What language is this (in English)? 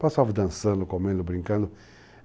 Portuguese